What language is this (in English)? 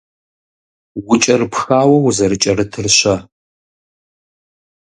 Kabardian